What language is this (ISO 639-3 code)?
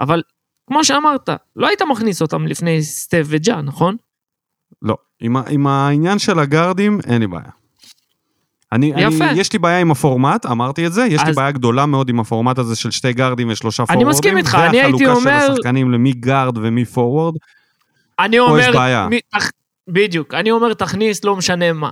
heb